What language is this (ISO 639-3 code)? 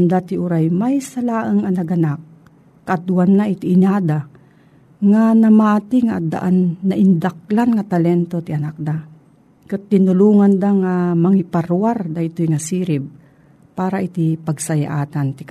fil